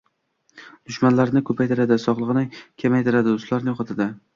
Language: Uzbek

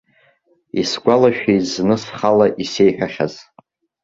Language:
Abkhazian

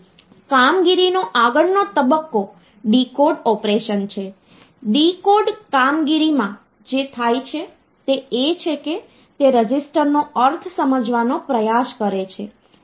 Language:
Gujarati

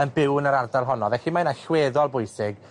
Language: Welsh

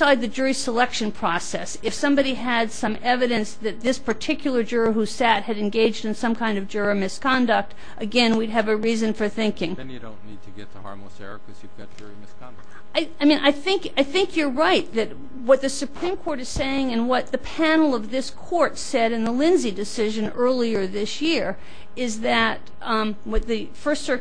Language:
English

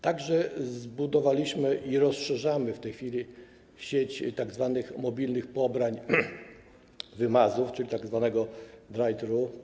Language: Polish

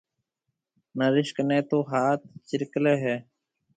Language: Marwari (Pakistan)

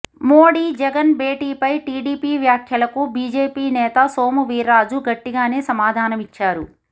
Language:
Telugu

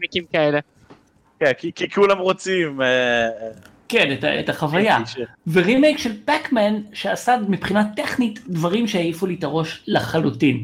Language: Hebrew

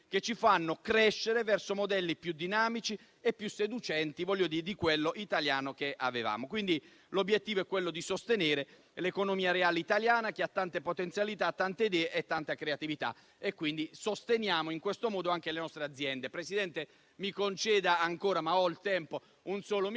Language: Italian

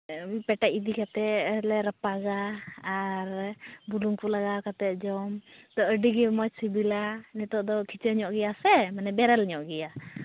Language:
Santali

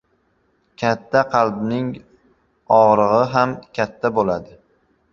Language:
Uzbek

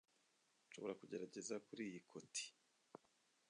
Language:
Kinyarwanda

